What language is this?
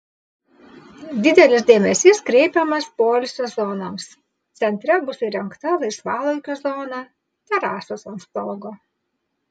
Lithuanian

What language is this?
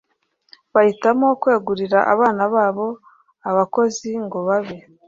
Kinyarwanda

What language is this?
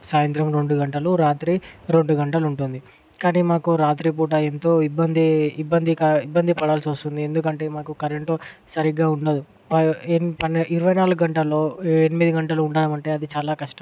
Telugu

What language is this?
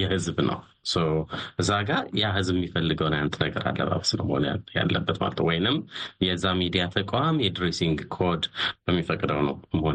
Amharic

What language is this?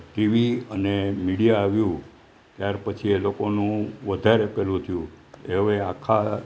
Gujarati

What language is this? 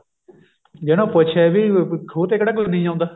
Punjabi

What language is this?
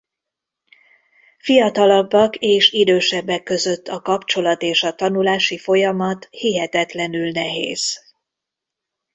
Hungarian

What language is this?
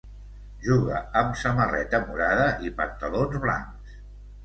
Catalan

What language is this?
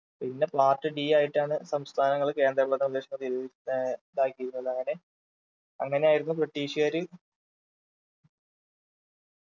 Malayalam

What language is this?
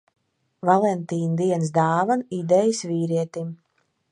Latvian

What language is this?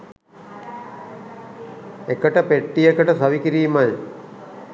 Sinhala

